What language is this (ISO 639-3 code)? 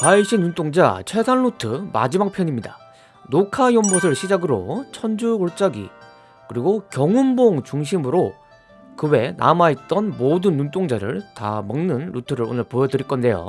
kor